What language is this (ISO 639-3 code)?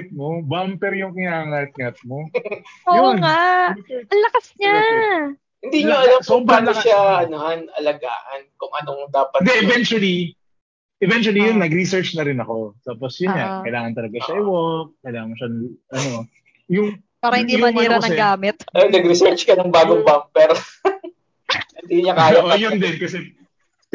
fil